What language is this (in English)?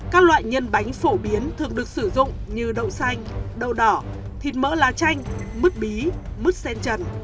Vietnamese